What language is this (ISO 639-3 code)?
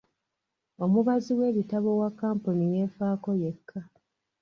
lug